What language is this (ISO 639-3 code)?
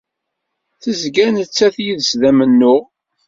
kab